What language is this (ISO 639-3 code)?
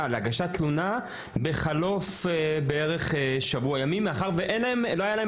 heb